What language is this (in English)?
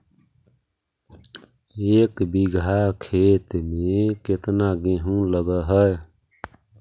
Magahi